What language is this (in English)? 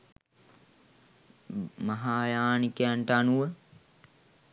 Sinhala